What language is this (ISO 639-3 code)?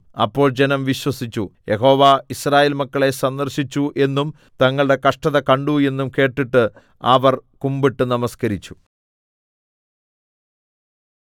mal